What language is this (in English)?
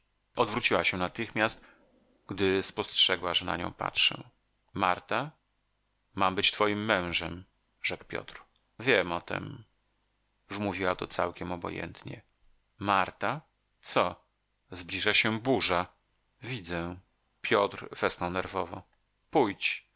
Polish